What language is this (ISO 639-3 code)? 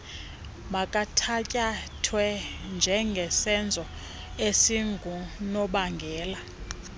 xho